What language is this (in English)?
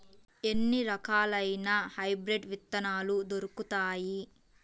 Telugu